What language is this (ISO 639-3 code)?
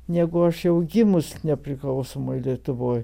lit